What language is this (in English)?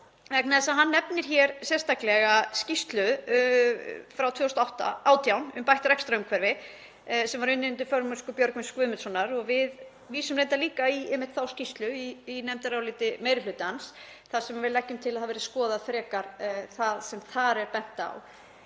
Icelandic